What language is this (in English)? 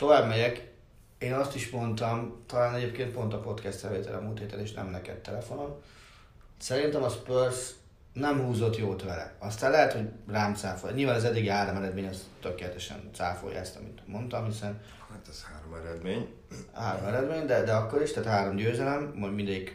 Hungarian